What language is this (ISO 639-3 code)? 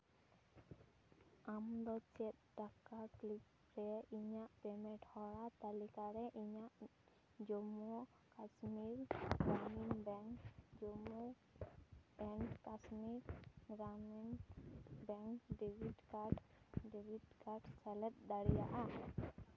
sat